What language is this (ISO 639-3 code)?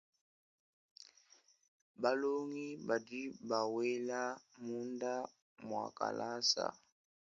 lua